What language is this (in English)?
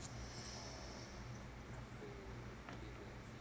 English